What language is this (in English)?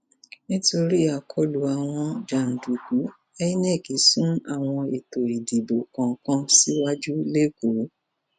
Yoruba